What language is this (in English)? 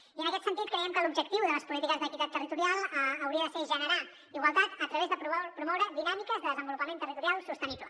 Catalan